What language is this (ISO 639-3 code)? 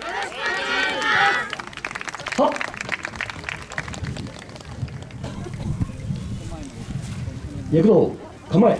jpn